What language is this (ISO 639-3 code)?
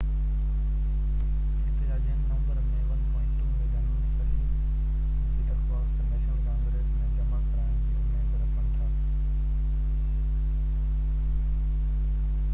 snd